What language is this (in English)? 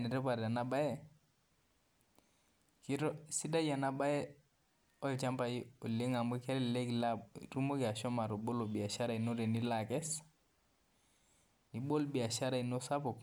Masai